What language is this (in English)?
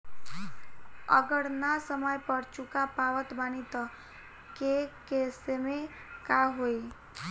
Bhojpuri